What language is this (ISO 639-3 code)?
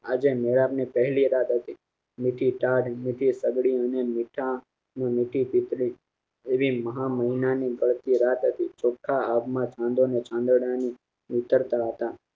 guj